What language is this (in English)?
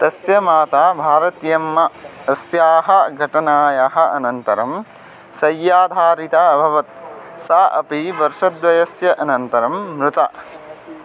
Sanskrit